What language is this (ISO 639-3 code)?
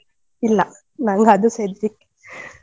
kan